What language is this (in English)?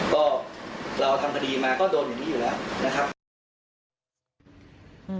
Thai